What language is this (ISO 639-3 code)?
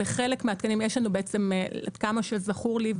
heb